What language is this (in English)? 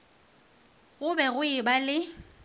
Northern Sotho